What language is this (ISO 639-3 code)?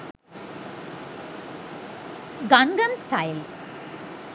sin